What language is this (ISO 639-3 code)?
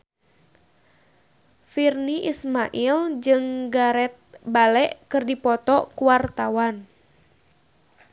sun